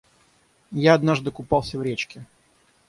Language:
Russian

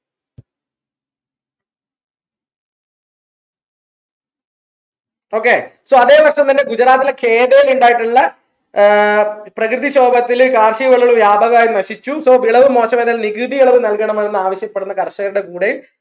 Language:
Malayalam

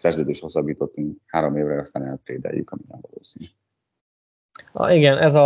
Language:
Hungarian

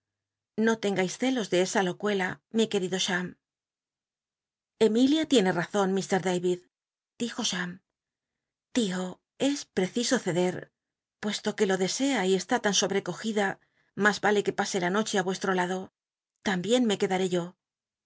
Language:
Spanish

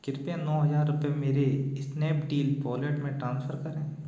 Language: Hindi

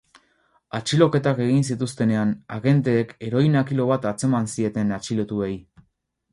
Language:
Basque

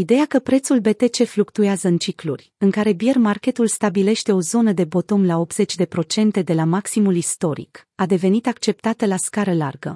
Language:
Romanian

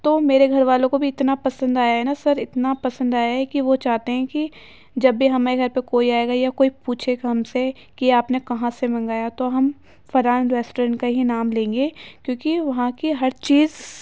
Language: Urdu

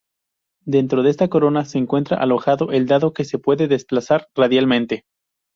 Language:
Spanish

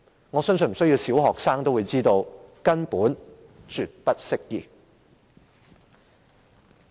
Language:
Cantonese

